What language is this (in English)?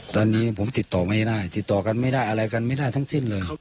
Thai